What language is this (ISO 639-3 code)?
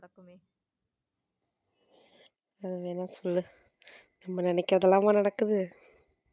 tam